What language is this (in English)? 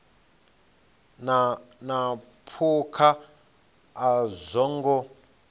Venda